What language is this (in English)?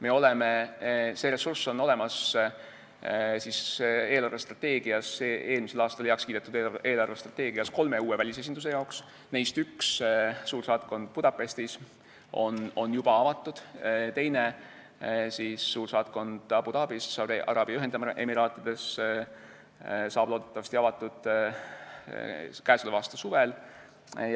Estonian